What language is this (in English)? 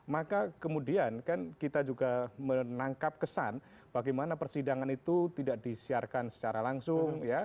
Indonesian